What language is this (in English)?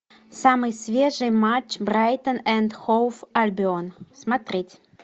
Russian